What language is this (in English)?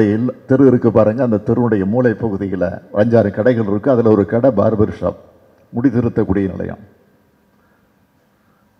Arabic